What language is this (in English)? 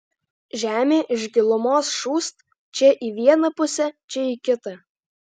Lithuanian